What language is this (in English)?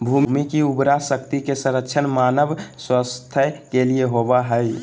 Magahi